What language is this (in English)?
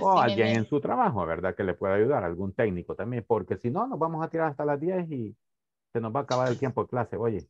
Spanish